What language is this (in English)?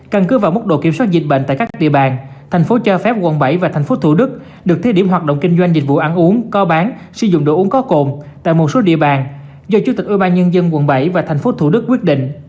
Vietnamese